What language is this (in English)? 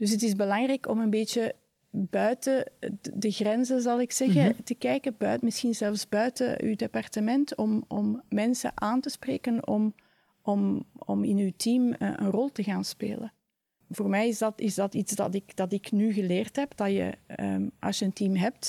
Dutch